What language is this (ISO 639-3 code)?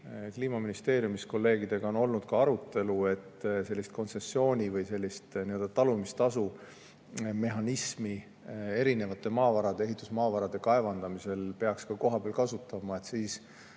est